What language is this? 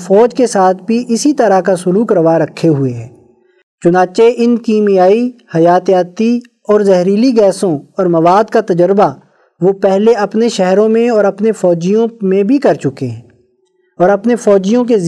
Urdu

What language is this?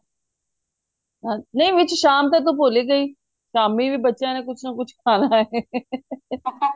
Punjabi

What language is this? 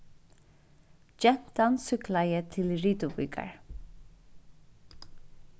Faroese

